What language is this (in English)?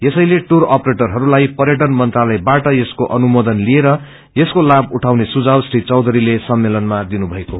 Nepali